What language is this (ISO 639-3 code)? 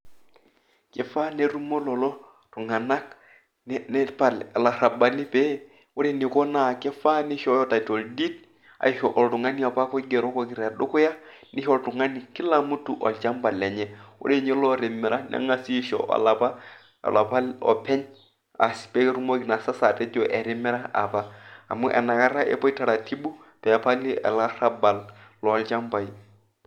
mas